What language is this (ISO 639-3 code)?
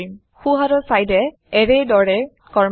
asm